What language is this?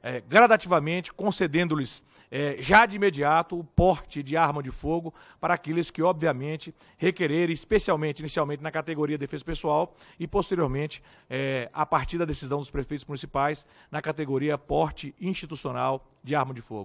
Portuguese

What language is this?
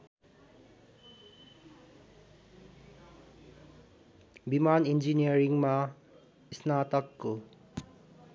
Nepali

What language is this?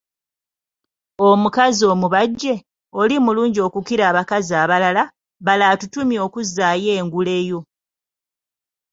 Ganda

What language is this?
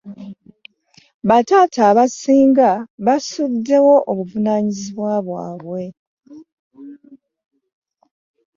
Ganda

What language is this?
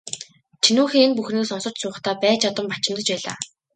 Mongolian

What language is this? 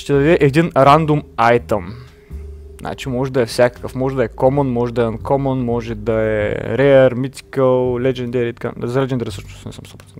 Bulgarian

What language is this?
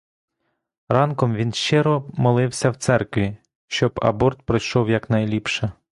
Ukrainian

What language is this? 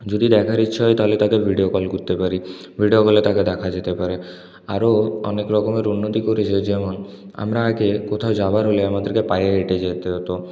Bangla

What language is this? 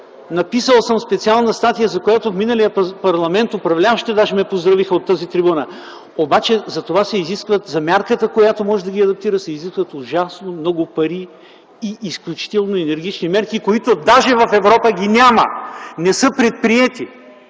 Bulgarian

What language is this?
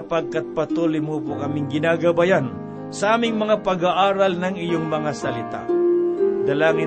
Filipino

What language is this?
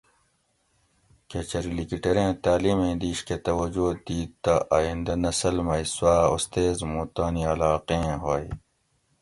Gawri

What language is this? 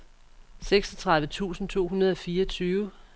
Danish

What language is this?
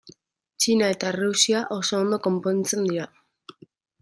Basque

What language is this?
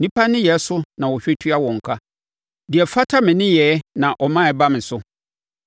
Akan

